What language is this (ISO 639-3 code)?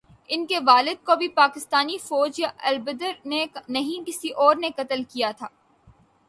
urd